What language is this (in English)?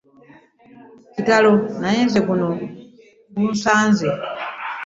Ganda